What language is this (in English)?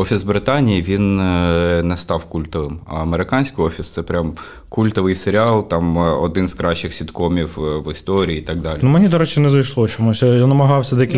Ukrainian